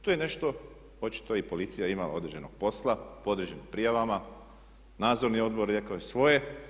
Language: Croatian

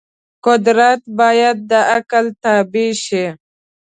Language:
Pashto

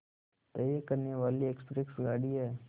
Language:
Hindi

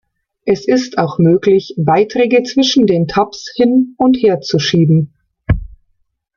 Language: German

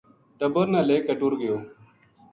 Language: Gujari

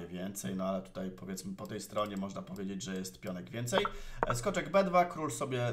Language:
Polish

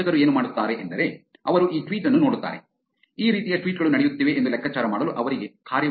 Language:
Kannada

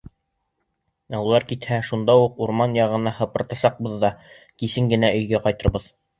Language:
Bashkir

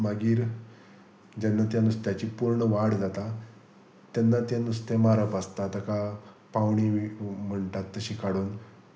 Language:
Konkani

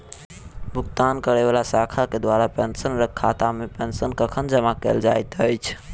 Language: Maithili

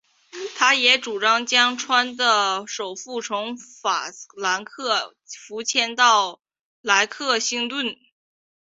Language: Chinese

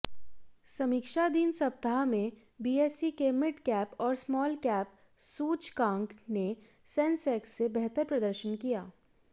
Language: Hindi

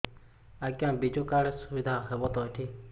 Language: Odia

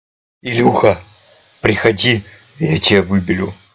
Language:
Russian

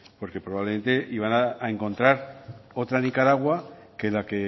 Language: Spanish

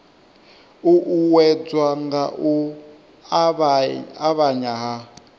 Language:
Venda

